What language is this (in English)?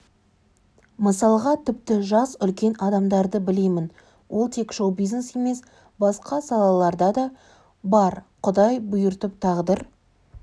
Kazakh